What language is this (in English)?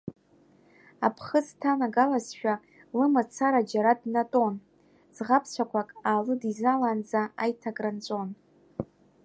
Abkhazian